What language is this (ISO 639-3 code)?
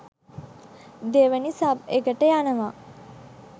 sin